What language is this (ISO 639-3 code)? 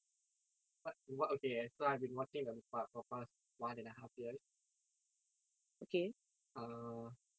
eng